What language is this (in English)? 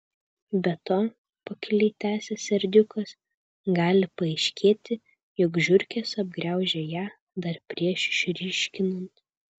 Lithuanian